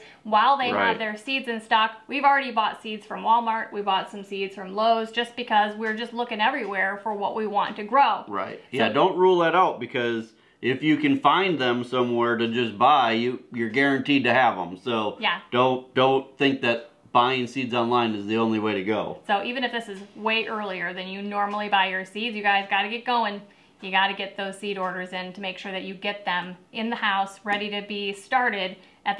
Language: English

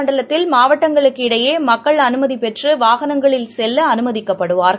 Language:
Tamil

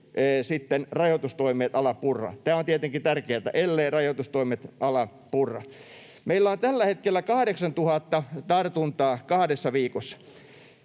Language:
Finnish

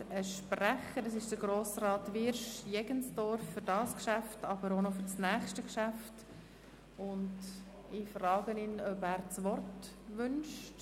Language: Swiss German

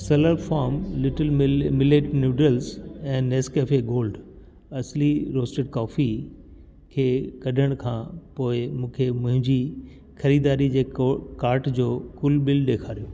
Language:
Sindhi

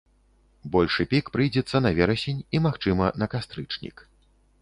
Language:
Belarusian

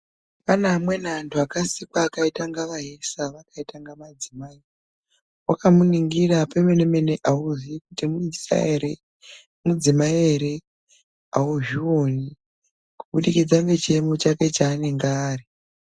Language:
Ndau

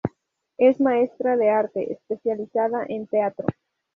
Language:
Spanish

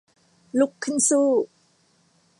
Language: Thai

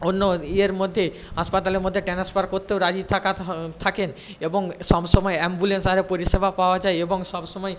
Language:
Bangla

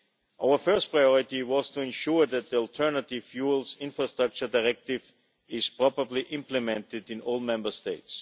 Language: English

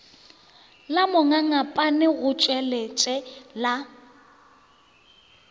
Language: Northern Sotho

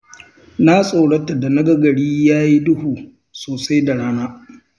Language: Hausa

